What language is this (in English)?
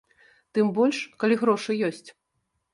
Belarusian